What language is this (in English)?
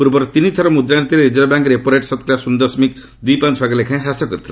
Odia